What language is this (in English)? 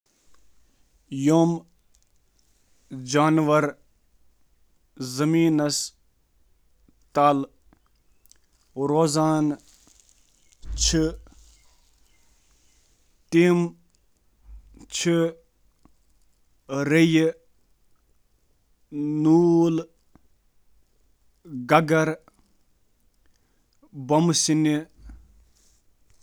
Kashmiri